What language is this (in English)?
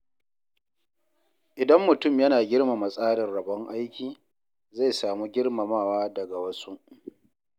Hausa